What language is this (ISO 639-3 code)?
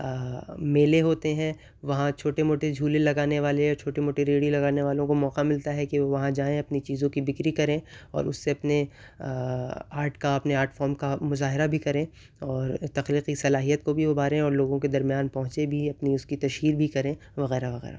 urd